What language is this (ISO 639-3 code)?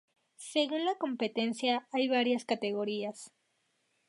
spa